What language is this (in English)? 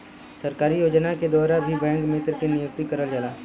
Bhojpuri